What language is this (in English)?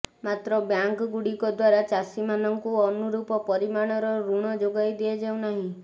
Odia